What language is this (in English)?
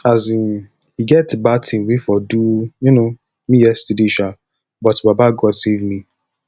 Nigerian Pidgin